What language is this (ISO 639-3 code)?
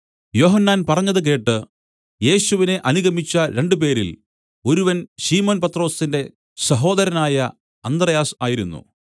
mal